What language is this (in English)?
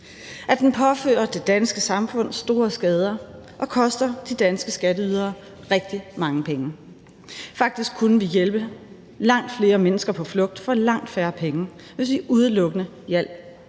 Danish